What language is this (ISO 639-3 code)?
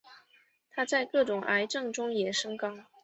zho